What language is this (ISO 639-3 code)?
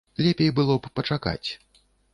bel